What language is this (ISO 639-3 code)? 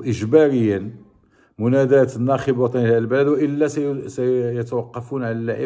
ara